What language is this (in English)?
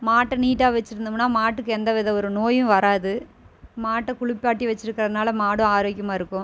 Tamil